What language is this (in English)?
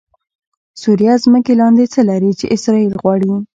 Pashto